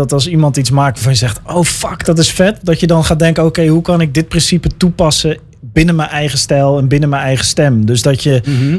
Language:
Dutch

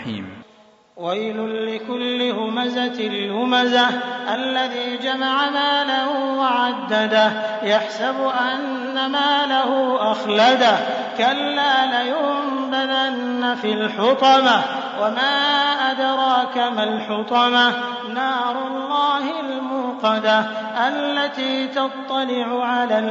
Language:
Arabic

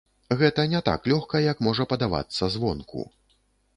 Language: Belarusian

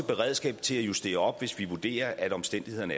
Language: Danish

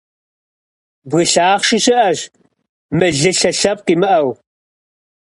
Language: Kabardian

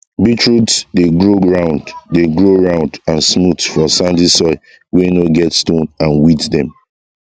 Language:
Nigerian Pidgin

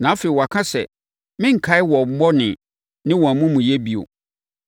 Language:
Akan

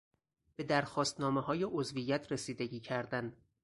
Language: Persian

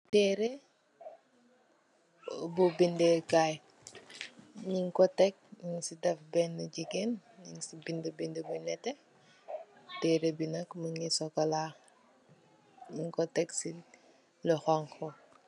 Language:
Wolof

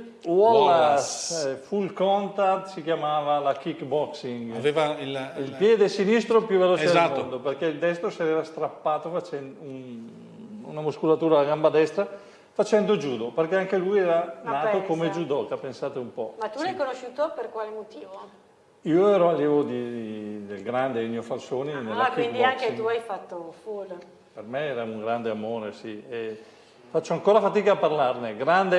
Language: Italian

